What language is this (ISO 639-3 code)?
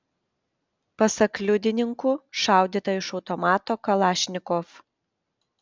lit